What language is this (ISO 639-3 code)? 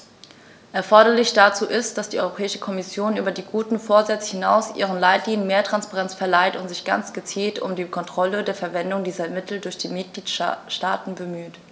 deu